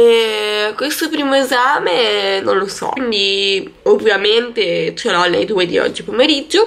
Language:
Italian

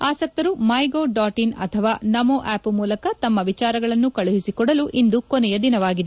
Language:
Kannada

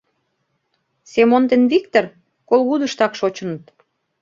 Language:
Mari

